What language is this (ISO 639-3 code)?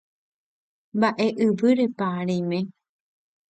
grn